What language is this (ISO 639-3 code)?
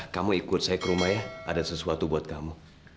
ind